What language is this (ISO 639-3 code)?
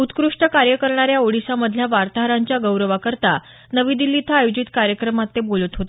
mar